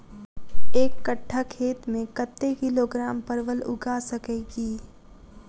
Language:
Maithili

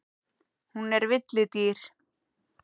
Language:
Icelandic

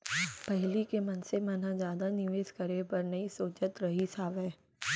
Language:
Chhattisgarhi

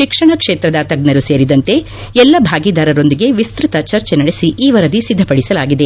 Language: Kannada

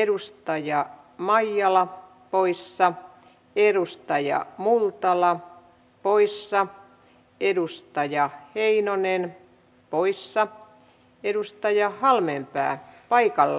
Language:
Finnish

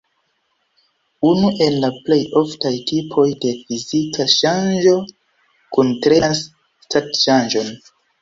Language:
Esperanto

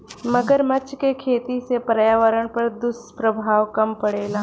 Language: Bhojpuri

